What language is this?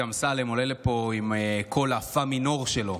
Hebrew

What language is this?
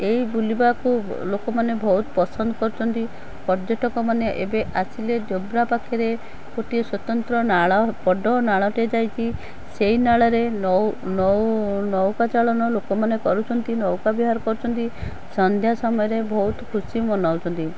Odia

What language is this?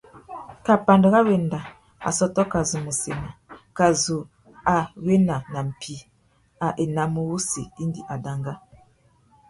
Tuki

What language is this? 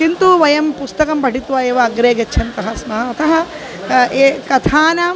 Sanskrit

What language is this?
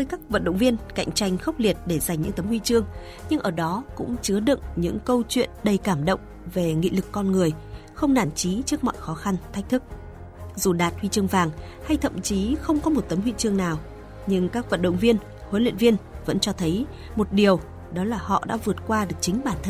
Vietnamese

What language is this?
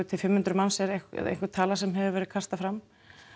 Icelandic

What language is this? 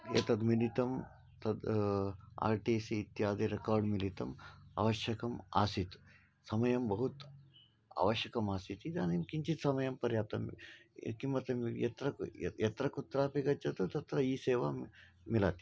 Sanskrit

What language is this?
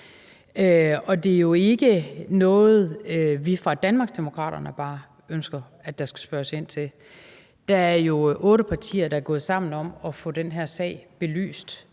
Danish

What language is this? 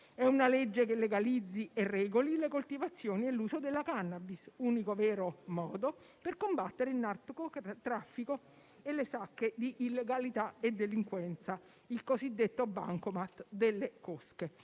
Italian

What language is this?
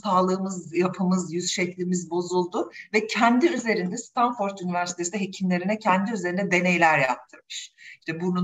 Turkish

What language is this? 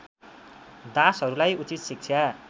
Nepali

